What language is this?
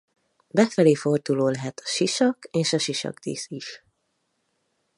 Hungarian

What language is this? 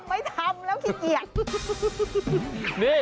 Thai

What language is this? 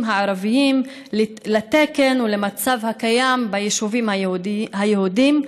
Hebrew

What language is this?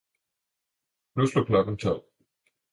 Danish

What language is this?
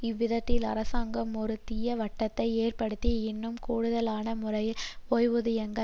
Tamil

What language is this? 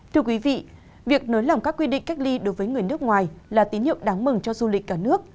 Vietnamese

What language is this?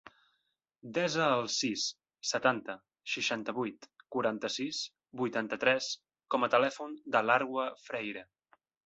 Catalan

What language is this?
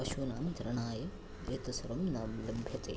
Sanskrit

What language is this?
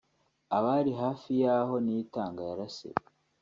Kinyarwanda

